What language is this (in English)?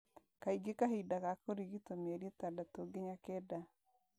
Kikuyu